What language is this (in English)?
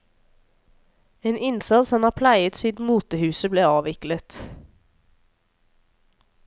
Norwegian